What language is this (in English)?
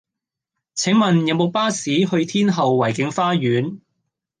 Cantonese